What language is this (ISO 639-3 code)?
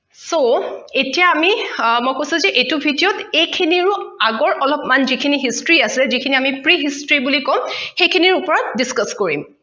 asm